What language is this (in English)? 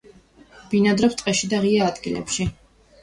Georgian